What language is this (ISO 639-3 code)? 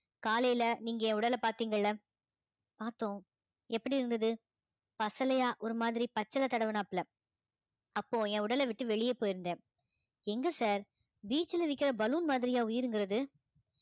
tam